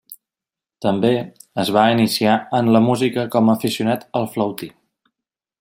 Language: Catalan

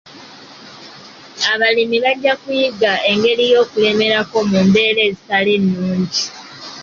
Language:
Ganda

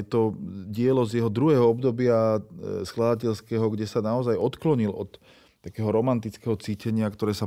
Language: Slovak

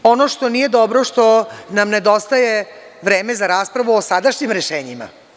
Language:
Serbian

